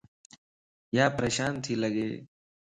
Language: Lasi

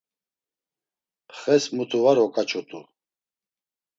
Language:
Laz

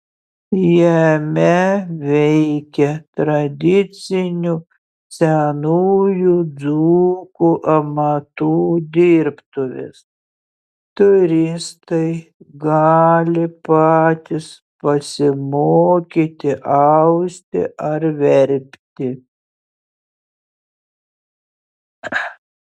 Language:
Lithuanian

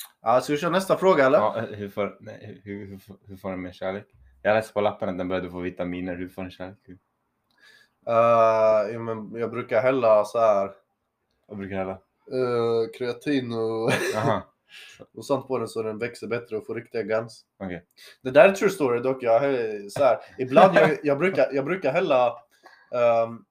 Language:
Swedish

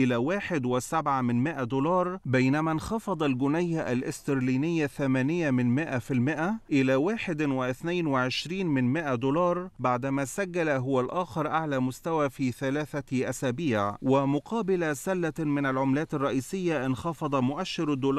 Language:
Arabic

